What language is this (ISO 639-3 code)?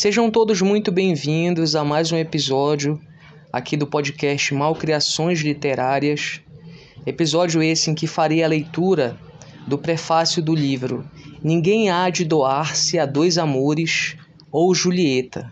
por